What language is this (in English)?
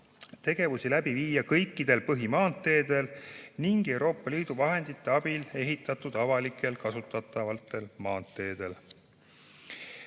Estonian